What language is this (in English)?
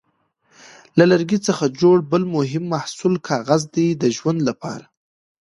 Pashto